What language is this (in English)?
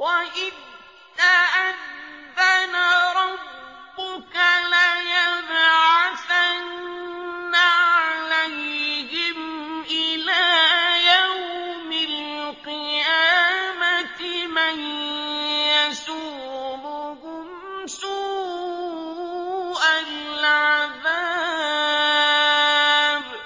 Arabic